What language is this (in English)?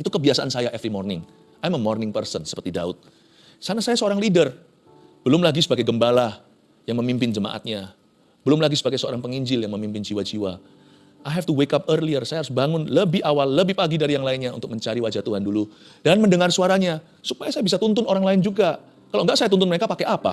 Indonesian